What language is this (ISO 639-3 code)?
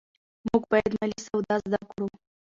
pus